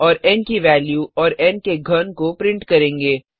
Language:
Hindi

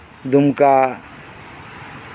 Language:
Santali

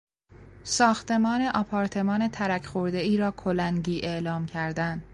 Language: Persian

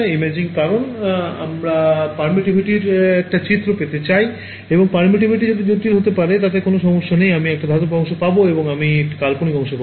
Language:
Bangla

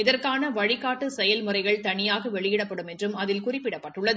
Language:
Tamil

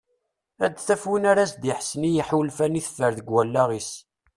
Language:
Kabyle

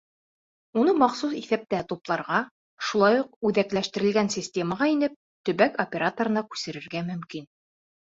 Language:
Bashkir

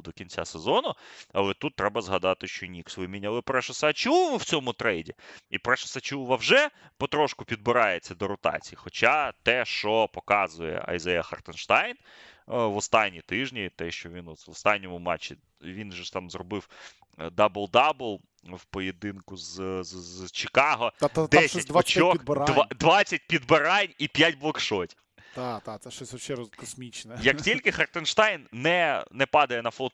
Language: Ukrainian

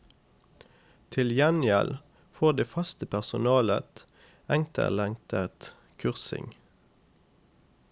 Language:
Norwegian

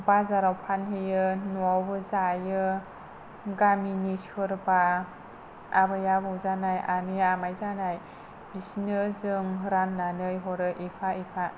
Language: Bodo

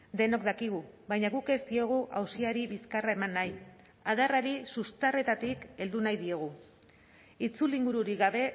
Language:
Basque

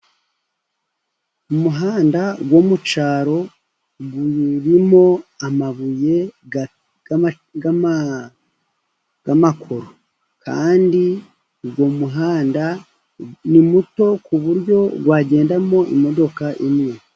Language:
Kinyarwanda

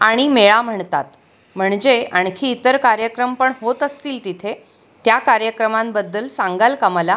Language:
Marathi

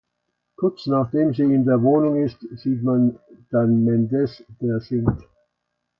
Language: German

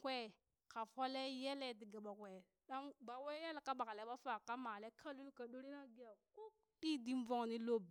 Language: Burak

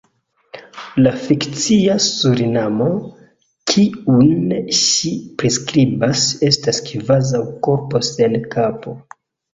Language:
Esperanto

